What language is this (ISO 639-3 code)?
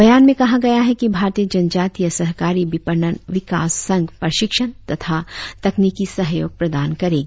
hin